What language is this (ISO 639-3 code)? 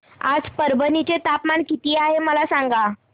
mar